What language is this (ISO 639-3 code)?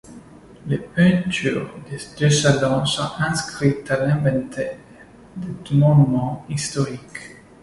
fra